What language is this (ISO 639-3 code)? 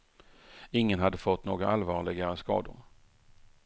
swe